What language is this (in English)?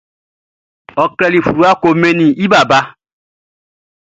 Baoulé